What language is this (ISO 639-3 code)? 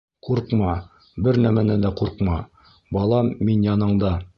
bak